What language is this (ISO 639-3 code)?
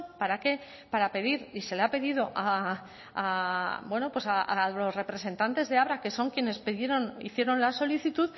spa